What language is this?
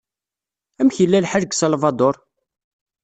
Kabyle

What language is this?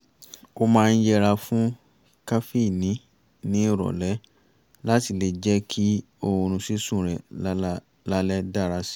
Yoruba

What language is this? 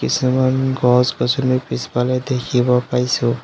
Assamese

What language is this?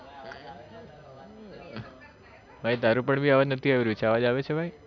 Gujarati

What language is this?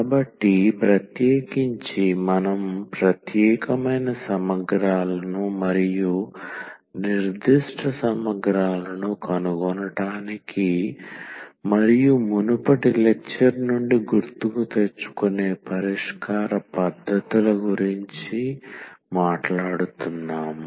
Telugu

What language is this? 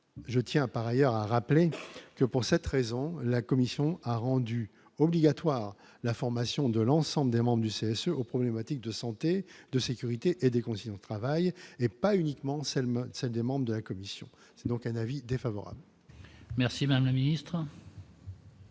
French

